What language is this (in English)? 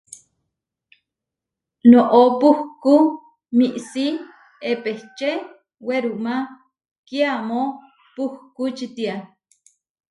Huarijio